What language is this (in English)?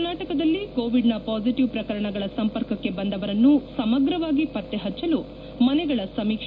Kannada